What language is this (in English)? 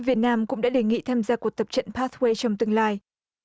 Vietnamese